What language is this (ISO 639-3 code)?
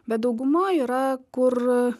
lit